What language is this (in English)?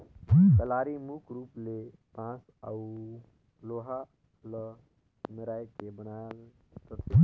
Chhattisgarhi